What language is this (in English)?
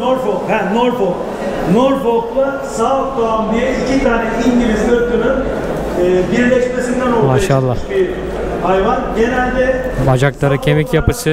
Turkish